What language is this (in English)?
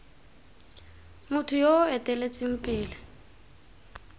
Tswana